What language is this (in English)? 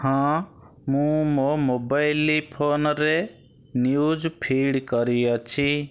Odia